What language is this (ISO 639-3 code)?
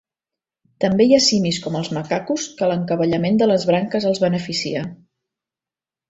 cat